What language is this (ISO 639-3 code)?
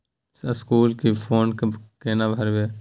mai